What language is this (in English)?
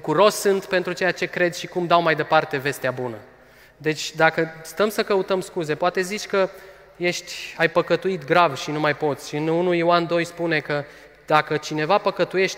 Romanian